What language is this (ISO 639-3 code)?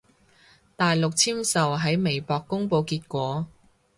yue